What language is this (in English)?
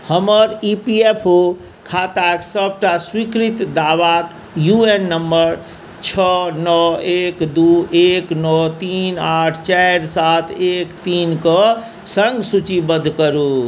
Maithili